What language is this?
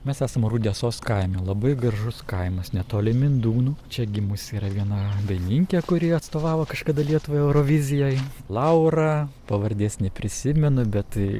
Lithuanian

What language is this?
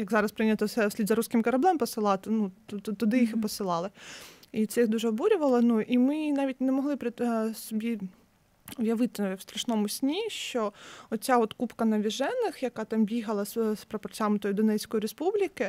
Ukrainian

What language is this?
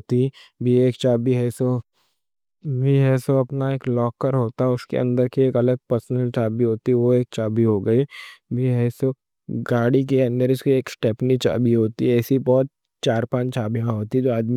Deccan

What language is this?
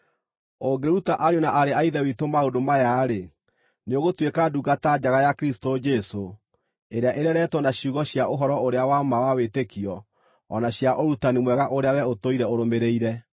Kikuyu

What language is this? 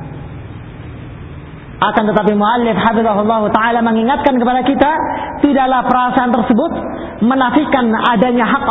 Filipino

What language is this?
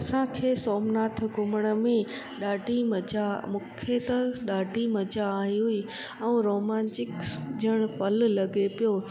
Sindhi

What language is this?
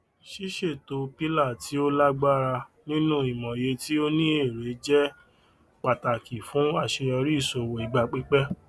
Yoruba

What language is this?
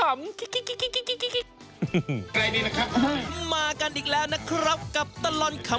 Thai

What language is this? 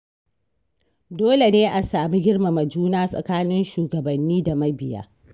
Hausa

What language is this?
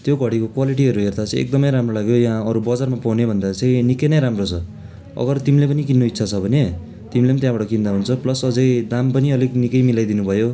Nepali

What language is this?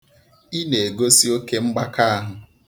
Igbo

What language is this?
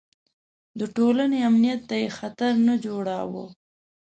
Pashto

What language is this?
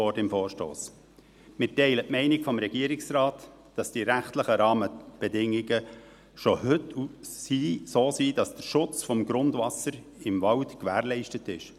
Swiss German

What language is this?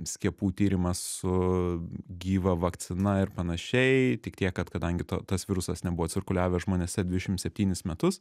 Lithuanian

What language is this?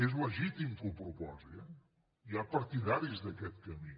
Catalan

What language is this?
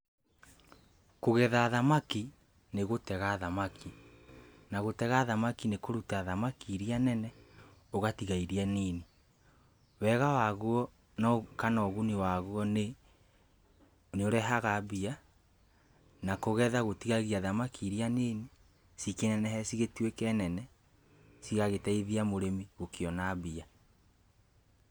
Kikuyu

